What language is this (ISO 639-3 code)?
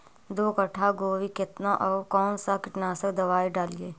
mag